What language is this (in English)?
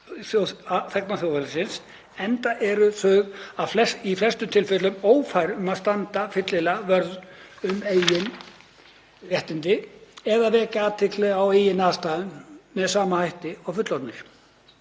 Icelandic